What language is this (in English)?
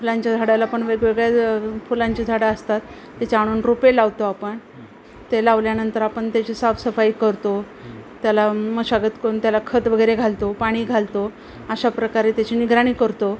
Marathi